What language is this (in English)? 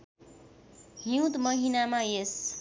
Nepali